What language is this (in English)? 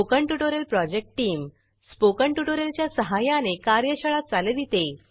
Marathi